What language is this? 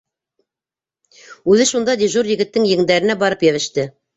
Bashkir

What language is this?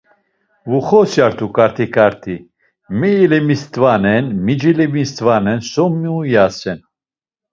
Laz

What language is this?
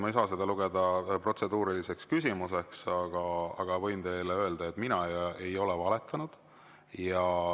Estonian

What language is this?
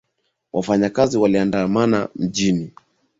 Swahili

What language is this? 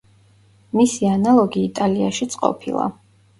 Georgian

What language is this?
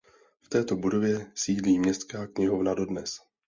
Czech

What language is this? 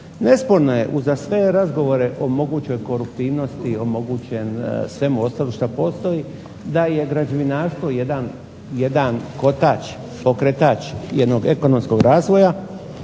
Croatian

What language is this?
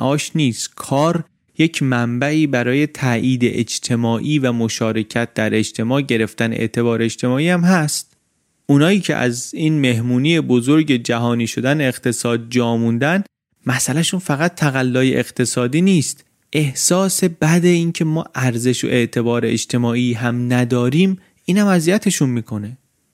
Persian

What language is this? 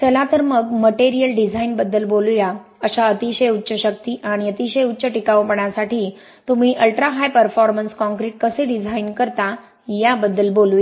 Marathi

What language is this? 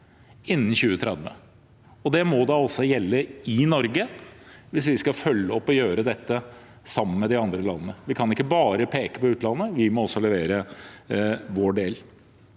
Norwegian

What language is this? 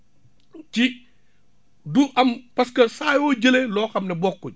Wolof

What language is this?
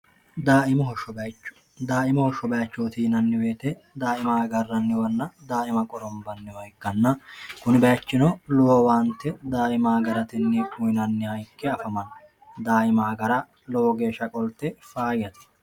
Sidamo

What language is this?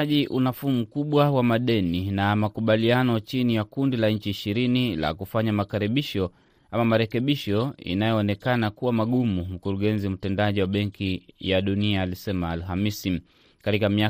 Swahili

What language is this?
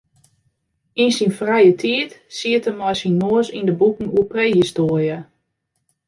Western Frisian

